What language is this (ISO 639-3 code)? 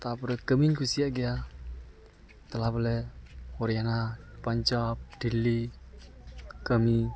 sat